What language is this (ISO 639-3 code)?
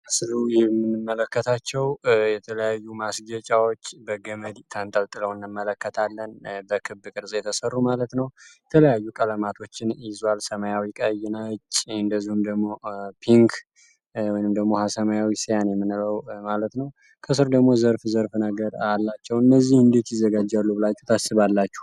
amh